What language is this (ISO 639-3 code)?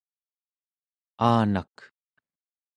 esu